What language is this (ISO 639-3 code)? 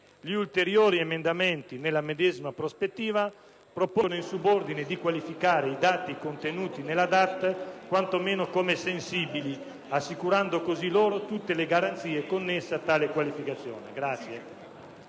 ita